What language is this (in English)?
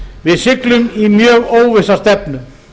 Icelandic